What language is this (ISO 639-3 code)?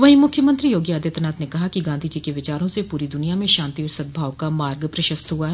hin